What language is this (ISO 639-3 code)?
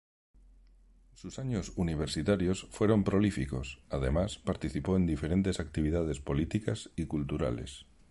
spa